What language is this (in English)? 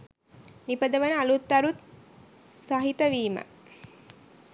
Sinhala